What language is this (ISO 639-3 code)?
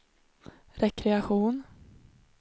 swe